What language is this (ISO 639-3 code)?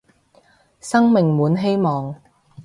yue